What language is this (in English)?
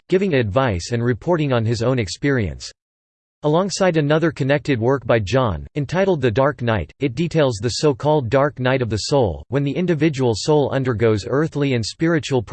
English